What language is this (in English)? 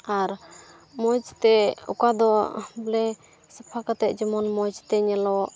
Santali